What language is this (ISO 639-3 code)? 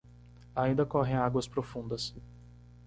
por